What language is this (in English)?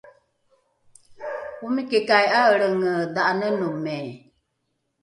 Rukai